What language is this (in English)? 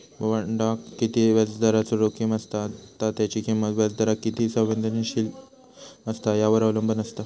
Marathi